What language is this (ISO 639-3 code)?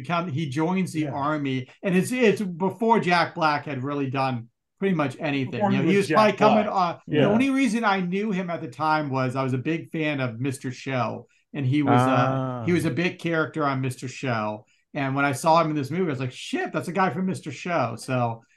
eng